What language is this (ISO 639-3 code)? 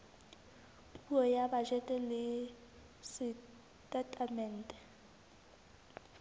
sot